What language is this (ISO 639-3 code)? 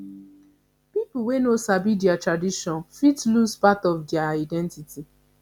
pcm